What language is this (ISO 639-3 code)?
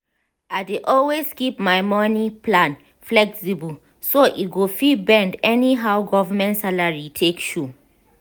pcm